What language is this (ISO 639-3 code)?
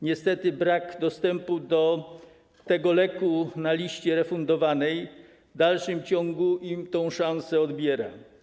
pol